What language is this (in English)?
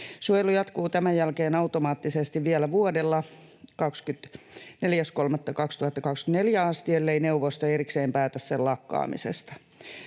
Finnish